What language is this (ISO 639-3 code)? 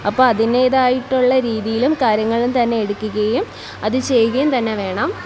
mal